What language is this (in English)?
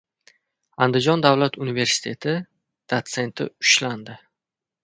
Uzbek